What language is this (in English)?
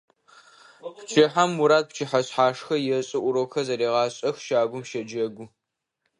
Adyghe